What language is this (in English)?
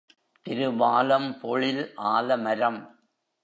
Tamil